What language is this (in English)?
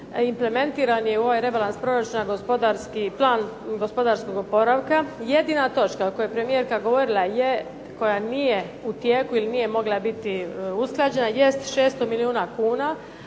Croatian